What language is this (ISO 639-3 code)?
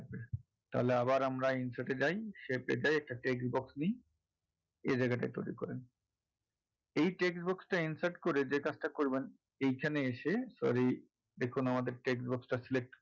ben